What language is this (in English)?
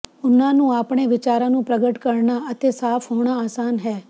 Punjabi